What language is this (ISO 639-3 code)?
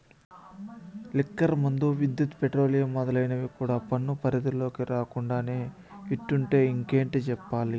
tel